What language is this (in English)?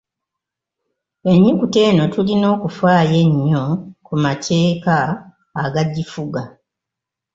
Ganda